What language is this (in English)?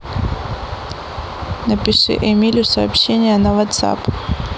Russian